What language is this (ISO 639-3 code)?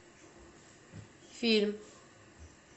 rus